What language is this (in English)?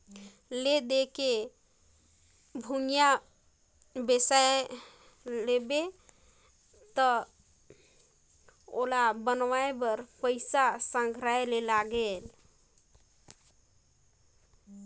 Chhattisgarhi